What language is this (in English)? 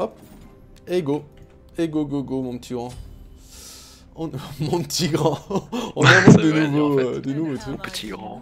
French